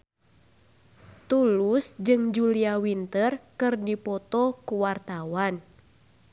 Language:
Sundanese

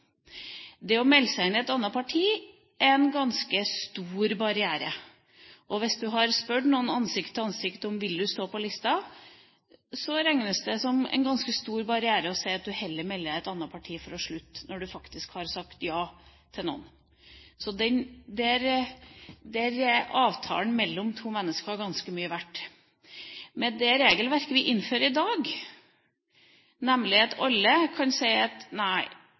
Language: Norwegian Bokmål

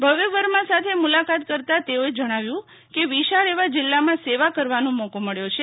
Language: Gujarati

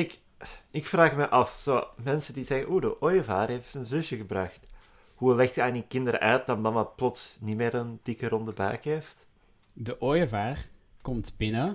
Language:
Dutch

